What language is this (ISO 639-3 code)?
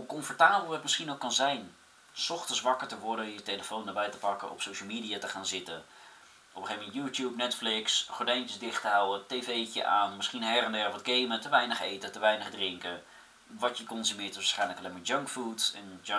nld